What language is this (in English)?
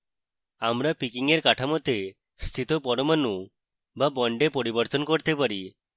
Bangla